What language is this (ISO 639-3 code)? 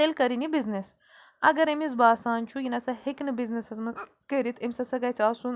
kas